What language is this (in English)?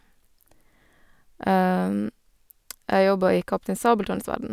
Norwegian